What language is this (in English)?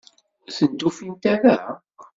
Kabyle